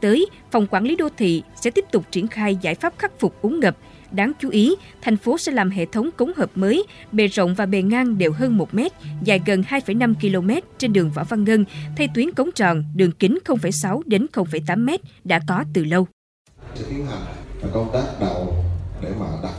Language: Vietnamese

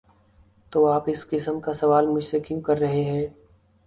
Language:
Urdu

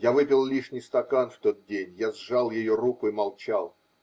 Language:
Russian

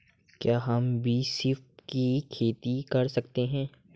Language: Hindi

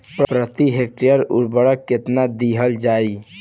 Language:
Bhojpuri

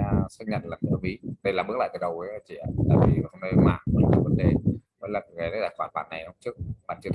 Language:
Vietnamese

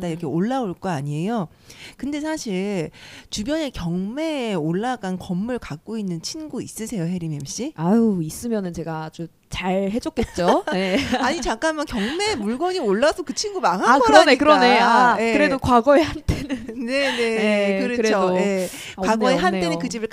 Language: Korean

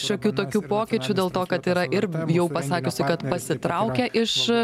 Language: Lithuanian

